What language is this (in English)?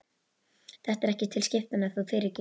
Icelandic